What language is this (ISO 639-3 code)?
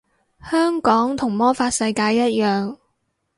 yue